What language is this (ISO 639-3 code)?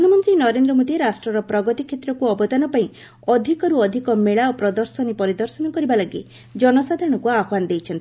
ori